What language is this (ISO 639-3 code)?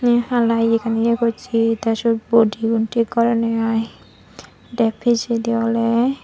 ccp